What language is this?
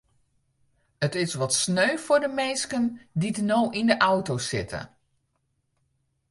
Western Frisian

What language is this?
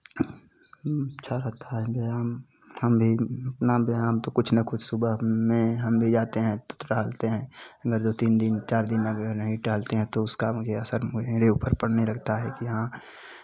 Hindi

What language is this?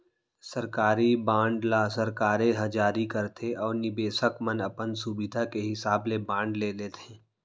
Chhattisgarhi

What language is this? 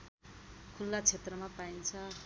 Nepali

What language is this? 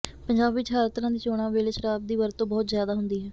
Punjabi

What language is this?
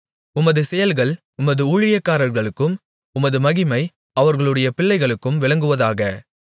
Tamil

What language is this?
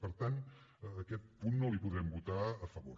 Catalan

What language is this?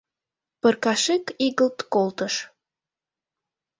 Mari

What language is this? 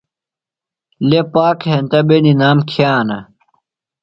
Phalura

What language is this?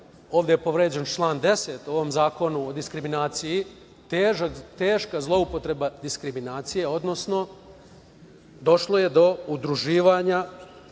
Serbian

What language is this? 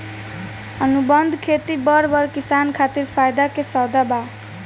Bhojpuri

